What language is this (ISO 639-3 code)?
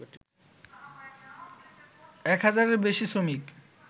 ben